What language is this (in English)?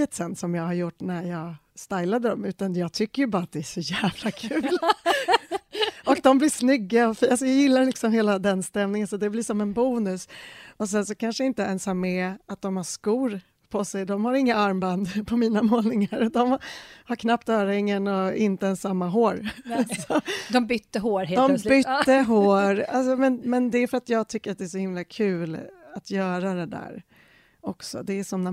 Swedish